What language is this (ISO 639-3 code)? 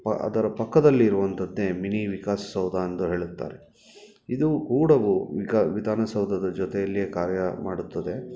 kan